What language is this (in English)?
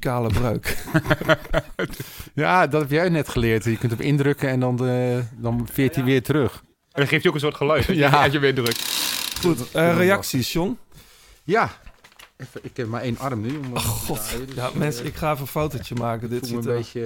Dutch